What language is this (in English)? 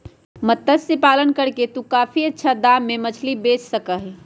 Magahi